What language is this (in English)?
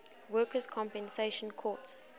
English